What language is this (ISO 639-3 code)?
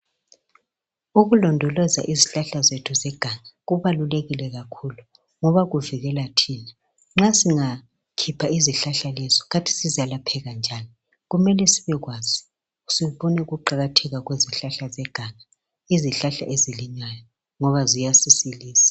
nde